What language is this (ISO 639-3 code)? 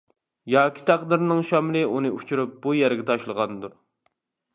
uig